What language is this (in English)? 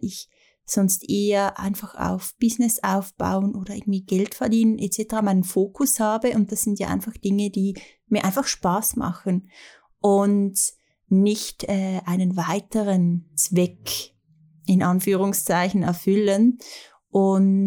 German